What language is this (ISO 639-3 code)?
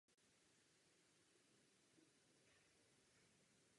ces